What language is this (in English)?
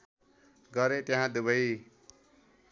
Nepali